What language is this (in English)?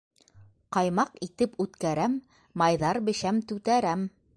Bashkir